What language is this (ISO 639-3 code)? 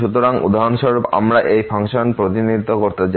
ben